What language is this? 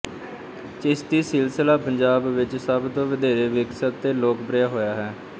Punjabi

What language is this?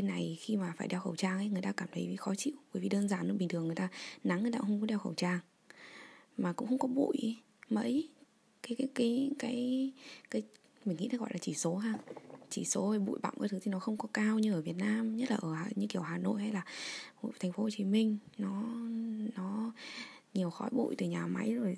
Vietnamese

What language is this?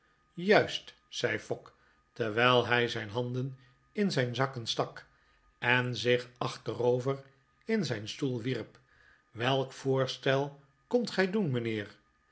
Dutch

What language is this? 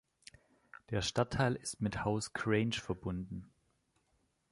German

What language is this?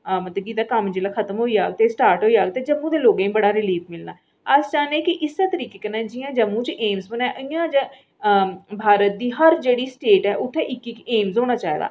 Dogri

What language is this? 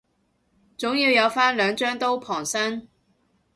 Cantonese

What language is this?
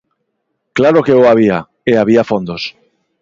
Galician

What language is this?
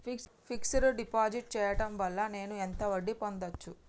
Telugu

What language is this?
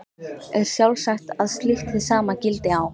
Icelandic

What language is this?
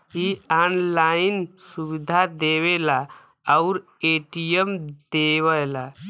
Bhojpuri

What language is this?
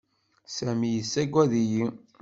Kabyle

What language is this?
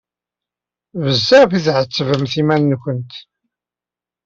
Kabyle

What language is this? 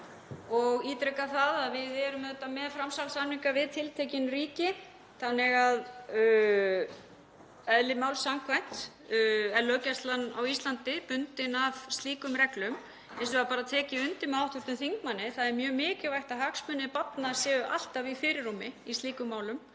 Icelandic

